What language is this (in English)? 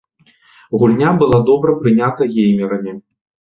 Belarusian